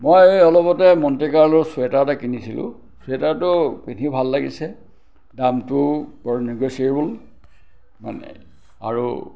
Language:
Assamese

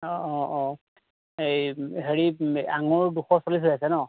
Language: Assamese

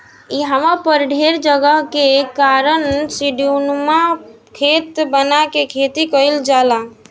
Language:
Bhojpuri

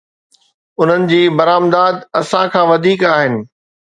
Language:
Sindhi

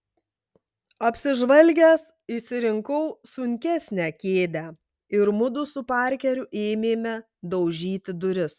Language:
Lithuanian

